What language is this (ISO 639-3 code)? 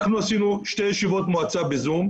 heb